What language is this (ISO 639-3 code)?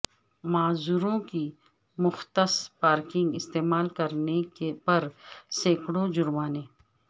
urd